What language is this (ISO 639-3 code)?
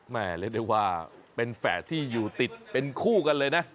tha